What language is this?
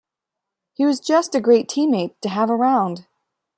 English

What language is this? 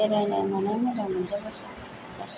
Bodo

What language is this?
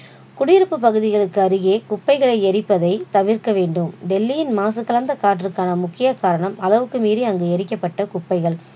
Tamil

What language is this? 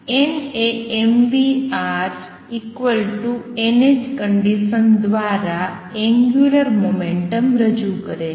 Gujarati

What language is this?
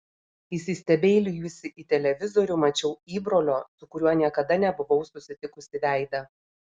Lithuanian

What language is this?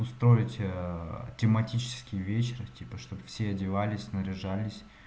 Russian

